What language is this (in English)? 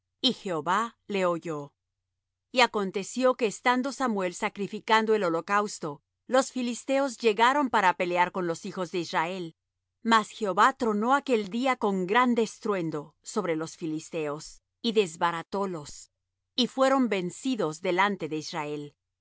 Spanish